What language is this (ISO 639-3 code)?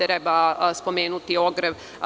srp